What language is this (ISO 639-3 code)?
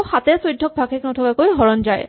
asm